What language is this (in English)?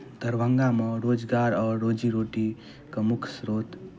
Maithili